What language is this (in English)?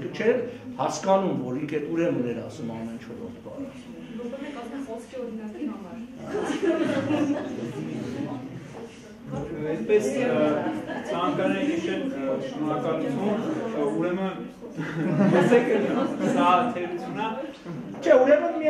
Romanian